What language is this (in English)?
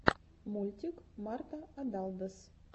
Russian